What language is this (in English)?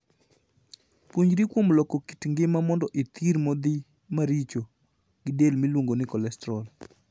Luo (Kenya and Tanzania)